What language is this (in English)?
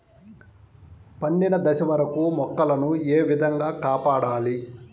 Telugu